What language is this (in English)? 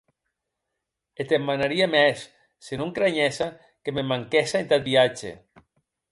Occitan